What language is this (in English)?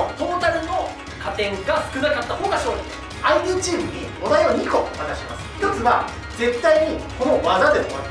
Japanese